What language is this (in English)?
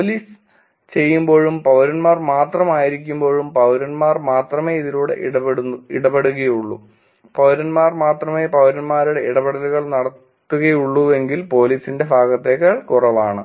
Malayalam